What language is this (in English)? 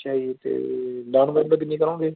Punjabi